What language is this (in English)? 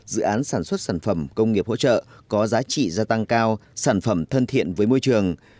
Vietnamese